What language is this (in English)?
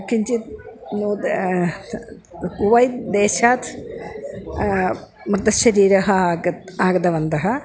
Sanskrit